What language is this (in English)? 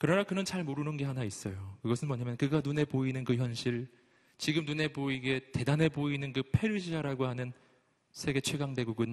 Korean